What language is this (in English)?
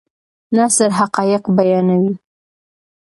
Pashto